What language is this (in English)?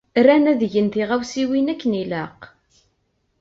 Kabyle